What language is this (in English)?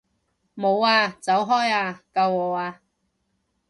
Cantonese